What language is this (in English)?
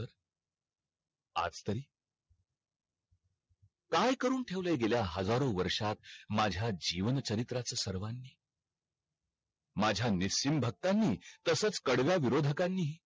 Marathi